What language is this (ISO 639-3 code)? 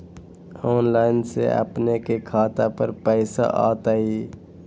mag